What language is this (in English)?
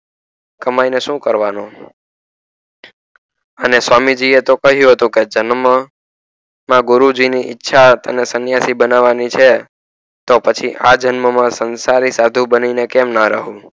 Gujarati